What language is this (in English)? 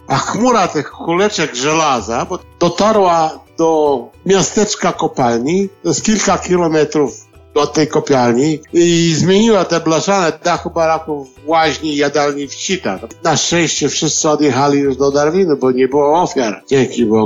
Polish